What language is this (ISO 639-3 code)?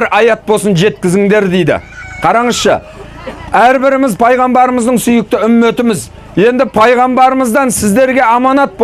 tur